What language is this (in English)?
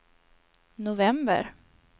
Swedish